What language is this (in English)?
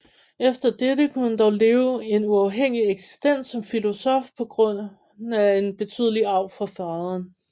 Danish